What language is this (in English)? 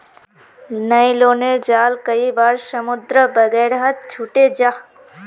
Magahi